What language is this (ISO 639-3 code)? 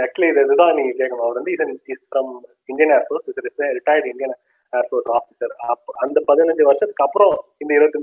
tam